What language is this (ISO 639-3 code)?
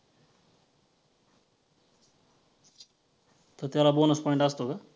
mar